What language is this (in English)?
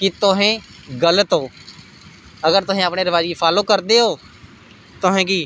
Dogri